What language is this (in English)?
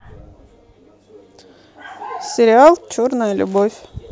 Russian